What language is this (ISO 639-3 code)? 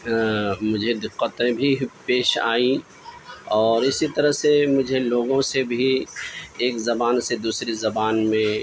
urd